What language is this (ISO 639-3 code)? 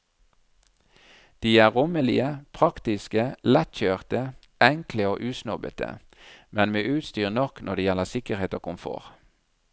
nor